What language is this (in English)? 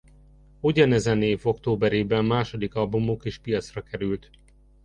Hungarian